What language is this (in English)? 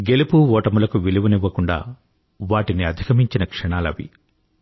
Telugu